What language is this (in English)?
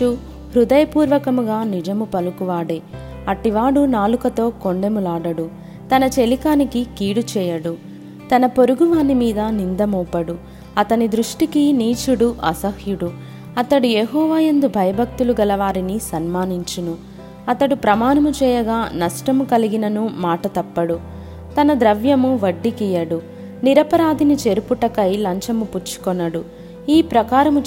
Telugu